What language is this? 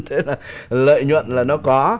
Vietnamese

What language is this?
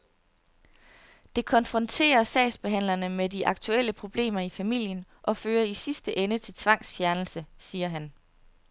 Danish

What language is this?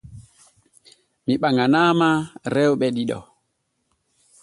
Borgu Fulfulde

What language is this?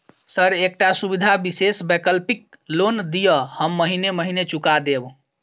Maithili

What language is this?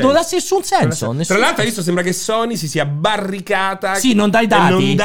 Italian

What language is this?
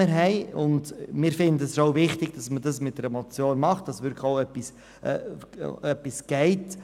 Swiss German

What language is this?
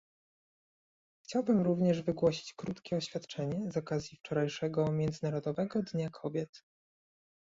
Polish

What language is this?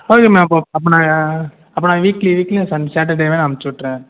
Tamil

